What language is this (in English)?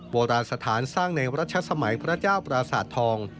Thai